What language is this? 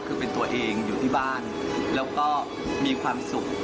Thai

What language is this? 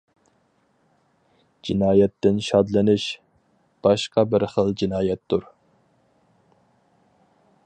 Uyghur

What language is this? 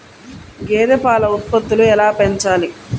Telugu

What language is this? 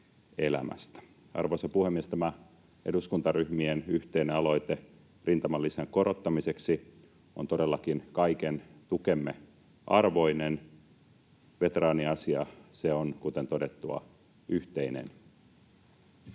Finnish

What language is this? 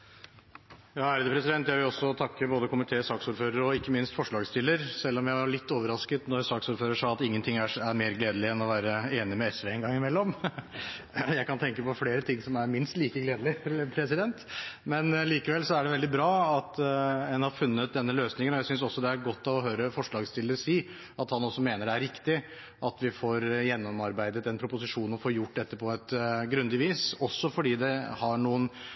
Norwegian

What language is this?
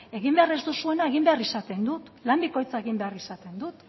Basque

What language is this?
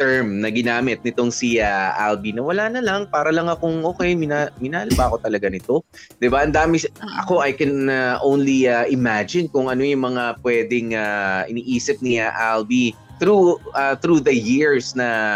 Filipino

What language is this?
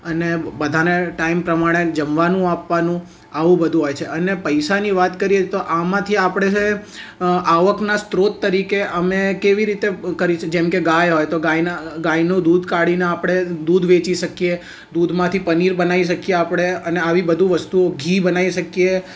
Gujarati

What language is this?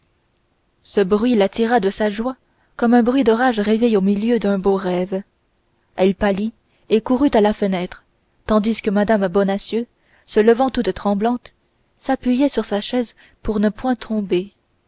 French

